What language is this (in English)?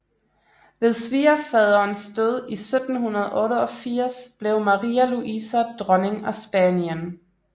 Danish